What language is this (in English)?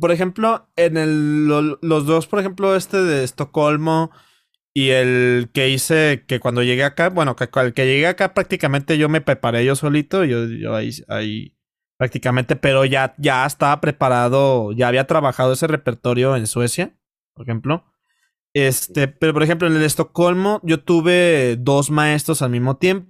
Spanish